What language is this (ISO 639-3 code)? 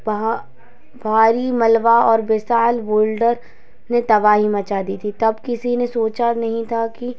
hin